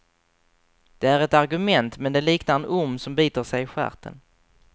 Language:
Swedish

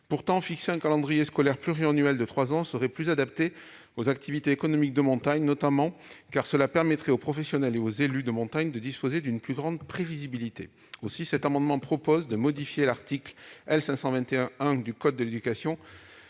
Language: French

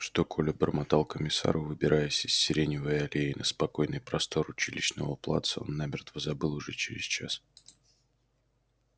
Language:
Russian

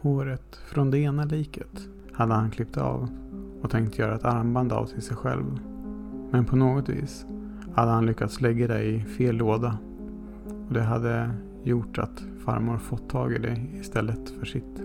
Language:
Swedish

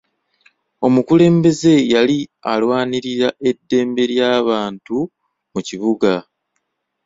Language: Ganda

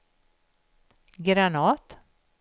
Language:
Swedish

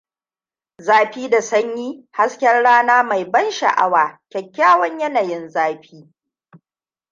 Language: Hausa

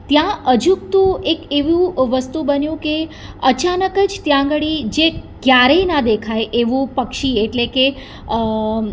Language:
Gujarati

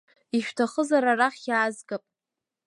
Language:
Abkhazian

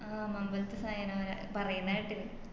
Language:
Malayalam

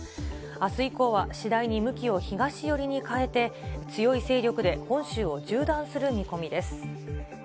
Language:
Japanese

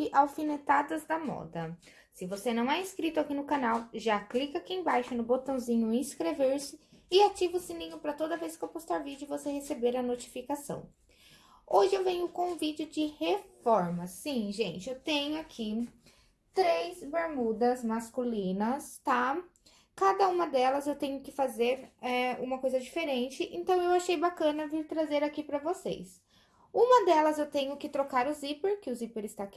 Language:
Portuguese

